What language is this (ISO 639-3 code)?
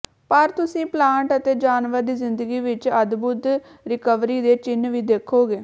pan